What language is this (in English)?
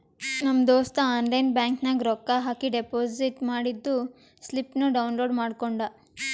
Kannada